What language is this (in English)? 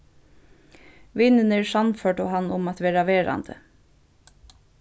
Faroese